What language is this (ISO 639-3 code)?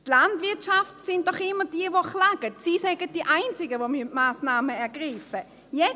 gsw